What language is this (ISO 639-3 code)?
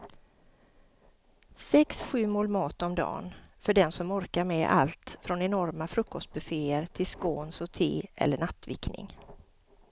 swe